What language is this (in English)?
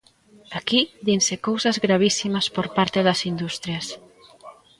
Galician